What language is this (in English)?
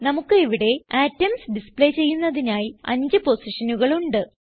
Malayalam